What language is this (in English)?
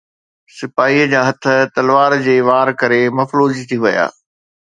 Sindhi